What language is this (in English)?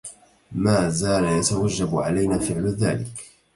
Arabic